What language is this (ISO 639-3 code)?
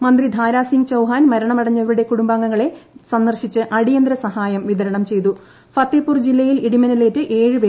mal